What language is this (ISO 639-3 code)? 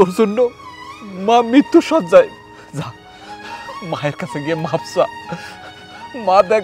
ind